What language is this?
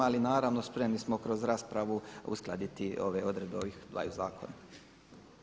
Croatian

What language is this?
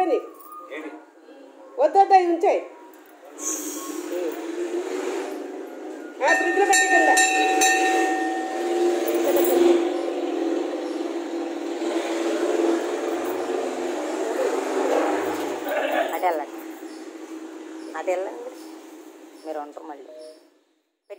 Indonesian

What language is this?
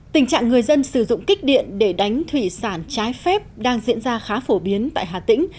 Vietnamese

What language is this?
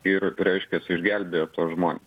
Lithuanian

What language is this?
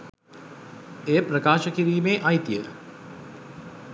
Sinhala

